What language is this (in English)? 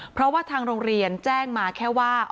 Thai